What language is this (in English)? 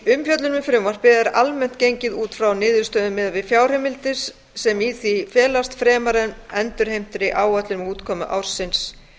Icelandic